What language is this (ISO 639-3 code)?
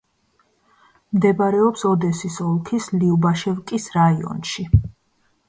kat